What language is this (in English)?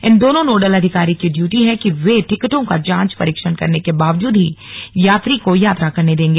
Hindi